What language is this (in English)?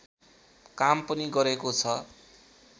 Nepali